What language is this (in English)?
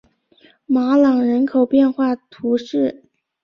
Chinese